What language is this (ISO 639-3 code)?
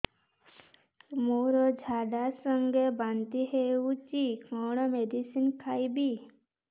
ori